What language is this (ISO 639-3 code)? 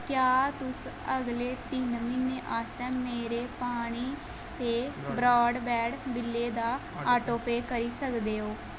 doi